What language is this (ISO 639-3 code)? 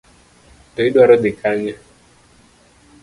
luo